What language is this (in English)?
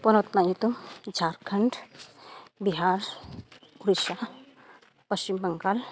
Santali